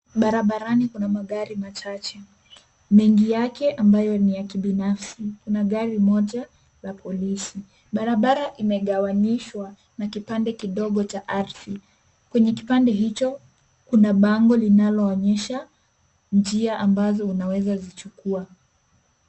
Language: Swahili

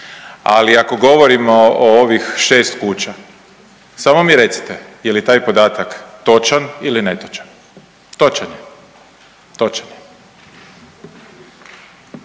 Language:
Croatian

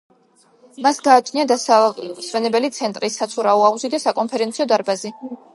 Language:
Georgian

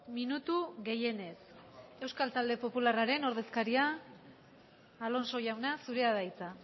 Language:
Basque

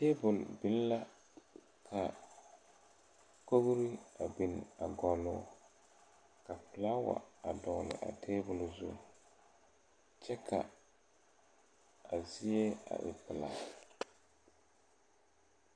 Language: Southern Dagaare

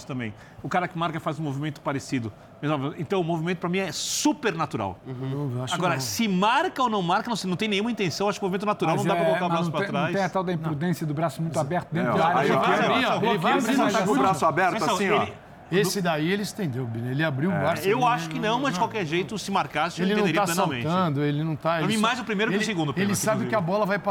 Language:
Portuguese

